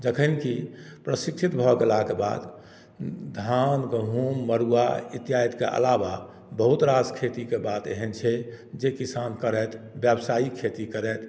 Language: Maithili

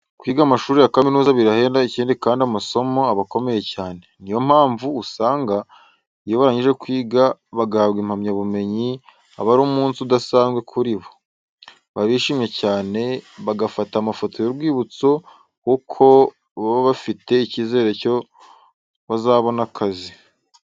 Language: Kinyarwanda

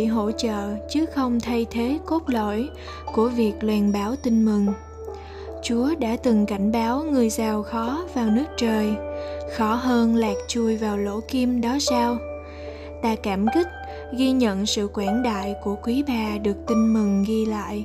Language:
Vietnamese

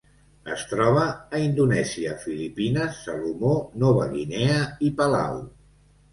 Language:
Catalan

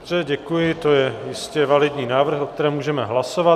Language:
Czech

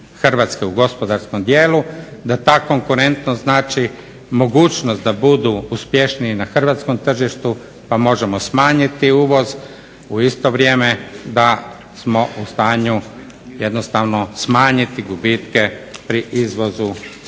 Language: Croatian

